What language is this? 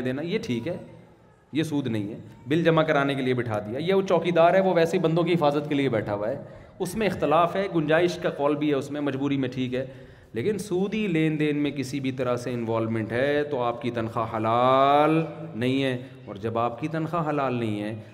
Urdu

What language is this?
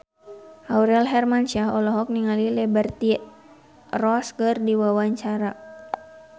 Sundanese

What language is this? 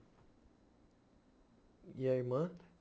Portuguese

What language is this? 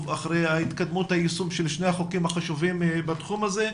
Hebrew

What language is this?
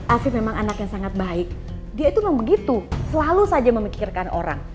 Indonesian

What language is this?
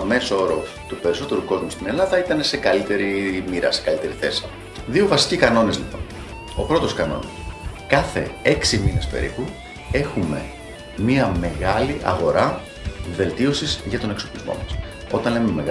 Greek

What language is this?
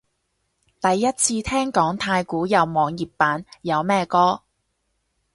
Cantonese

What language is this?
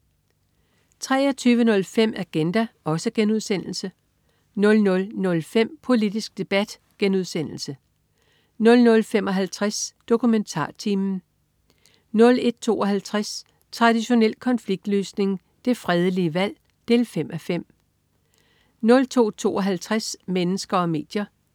Danish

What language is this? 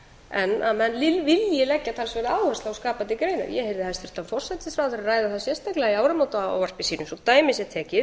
Icelandic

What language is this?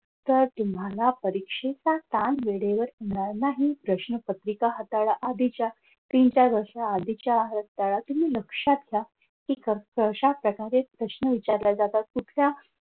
Marathi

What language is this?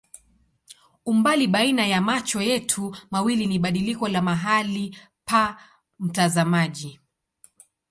Swahili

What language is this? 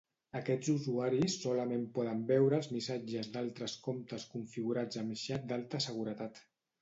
Catalan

